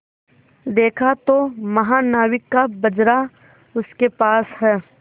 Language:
Hindi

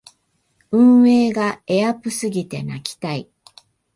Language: Japanese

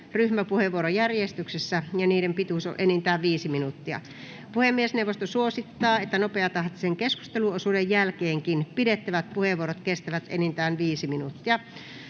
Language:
Finnish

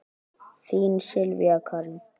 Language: Icelandic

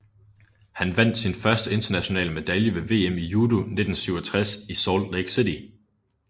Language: Danish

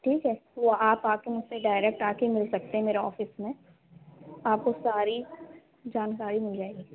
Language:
Urdu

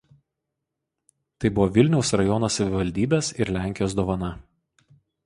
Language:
Lithuanian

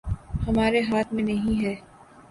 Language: Urdu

